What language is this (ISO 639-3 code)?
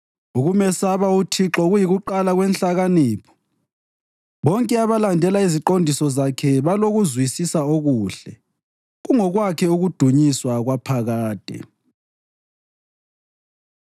nde